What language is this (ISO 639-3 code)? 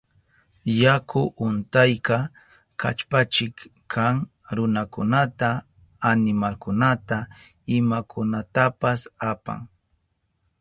qup